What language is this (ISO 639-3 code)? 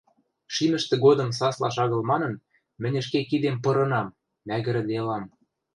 mrj